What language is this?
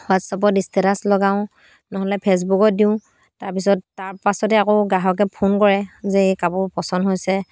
Assamese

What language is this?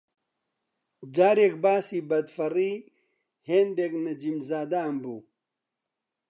Central Kurdish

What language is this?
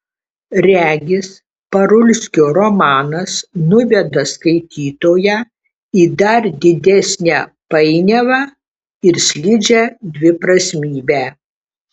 Lithuanian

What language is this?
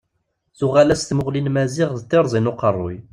Kabyle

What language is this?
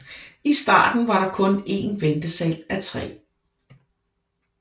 Danish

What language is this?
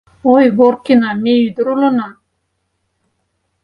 Mari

